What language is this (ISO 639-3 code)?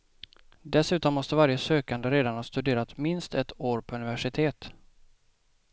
swe